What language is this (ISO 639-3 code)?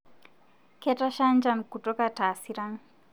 mas